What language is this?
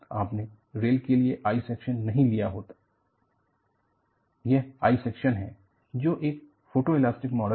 Hindi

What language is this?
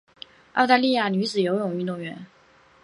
Chinese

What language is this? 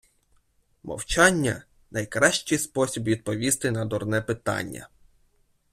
Ukrainian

